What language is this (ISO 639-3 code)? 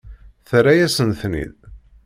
kab